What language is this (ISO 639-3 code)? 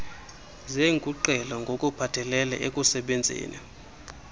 xho